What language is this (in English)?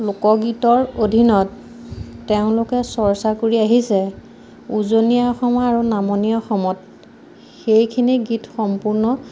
Assamese